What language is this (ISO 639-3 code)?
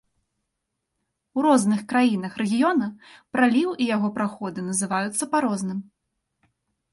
bel